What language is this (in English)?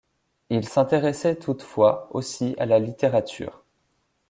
French